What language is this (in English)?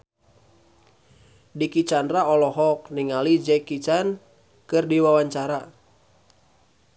Sundanese